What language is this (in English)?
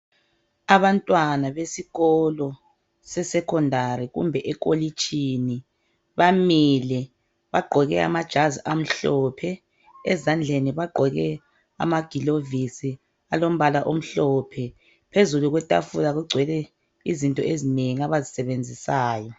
North Ndebele